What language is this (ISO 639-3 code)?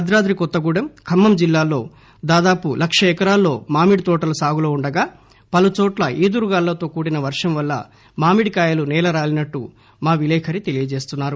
tel